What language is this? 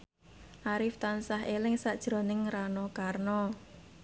Javanese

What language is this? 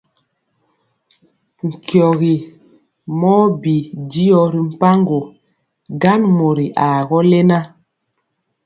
Mpiemo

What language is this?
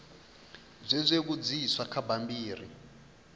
Venda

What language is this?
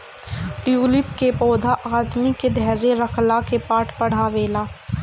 Bhojpuri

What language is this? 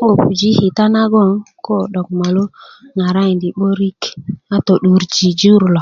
Kuku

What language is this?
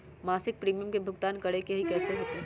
Magahi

